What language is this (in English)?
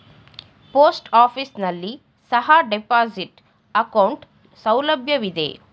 Kannada